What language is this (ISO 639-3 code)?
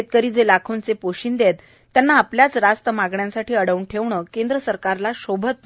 mar